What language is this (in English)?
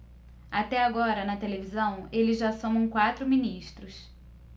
Portuguese